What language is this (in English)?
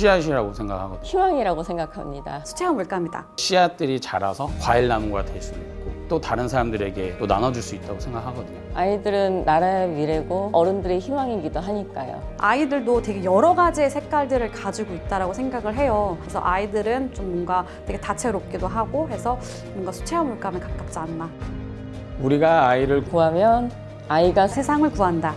Korean